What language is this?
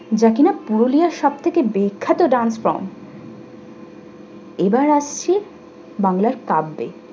Bangla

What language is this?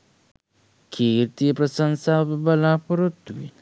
Sinhala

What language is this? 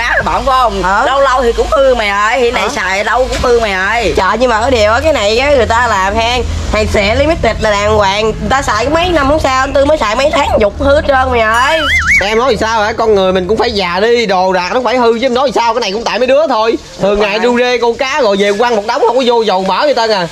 Vietnamese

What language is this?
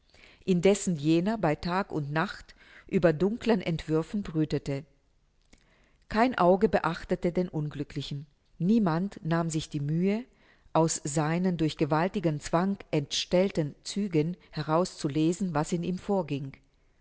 German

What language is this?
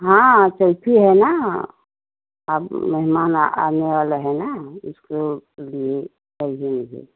Hindi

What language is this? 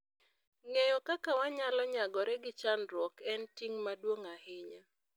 Luo (Kenya and Tanzania)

